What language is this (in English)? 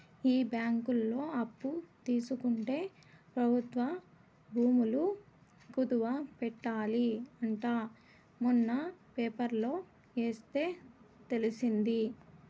Telugu